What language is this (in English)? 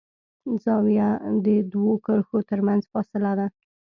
Pashto